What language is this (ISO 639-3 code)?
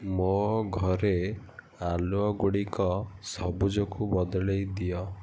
ori